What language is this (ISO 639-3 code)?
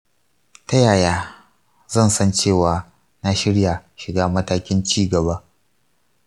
hau